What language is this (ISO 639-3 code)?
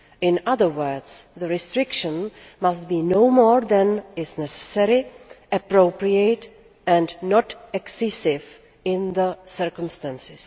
eng